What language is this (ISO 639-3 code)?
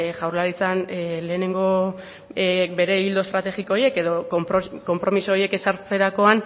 eus